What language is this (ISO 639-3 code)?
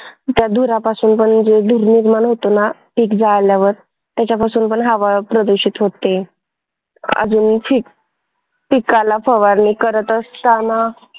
mar